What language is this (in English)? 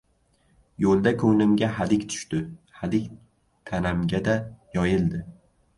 Uzbek